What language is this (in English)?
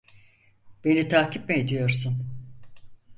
Turkish